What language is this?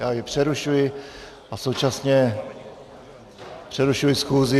Czech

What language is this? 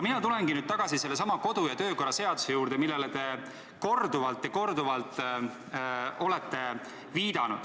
Estonian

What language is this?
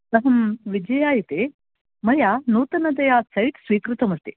Sanskrit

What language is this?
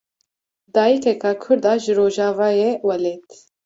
Kurdish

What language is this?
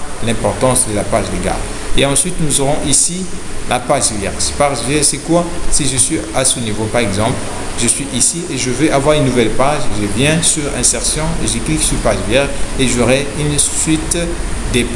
French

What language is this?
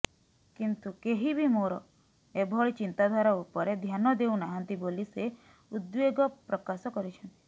Odia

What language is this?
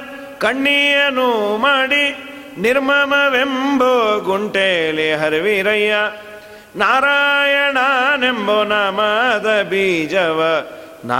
Kannada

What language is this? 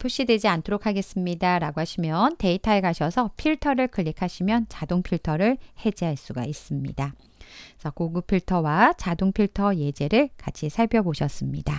Korean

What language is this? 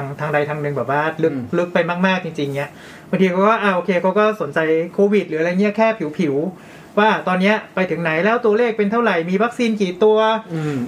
Thai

